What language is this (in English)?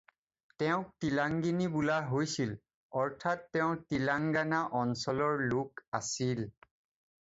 Assamese